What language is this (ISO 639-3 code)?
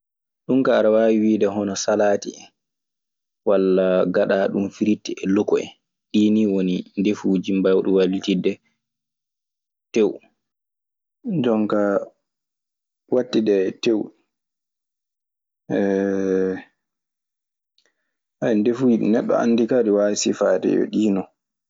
ffm